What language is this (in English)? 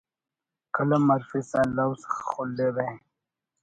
Brahui